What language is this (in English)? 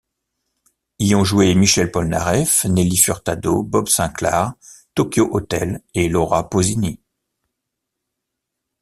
French